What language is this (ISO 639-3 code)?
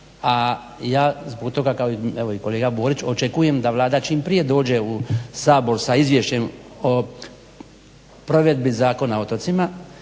hrv